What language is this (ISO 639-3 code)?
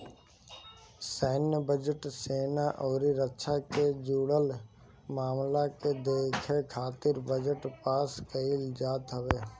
bho